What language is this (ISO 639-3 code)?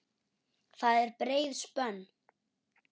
isl